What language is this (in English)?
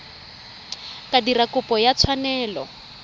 Tswana